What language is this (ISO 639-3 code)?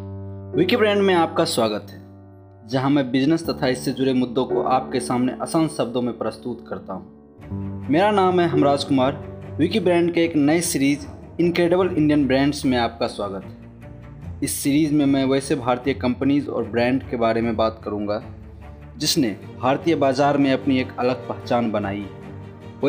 hin